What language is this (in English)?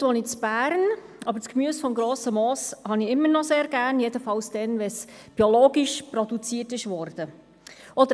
Swiss German